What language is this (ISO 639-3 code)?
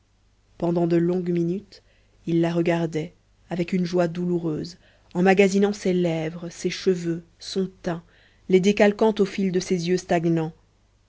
fra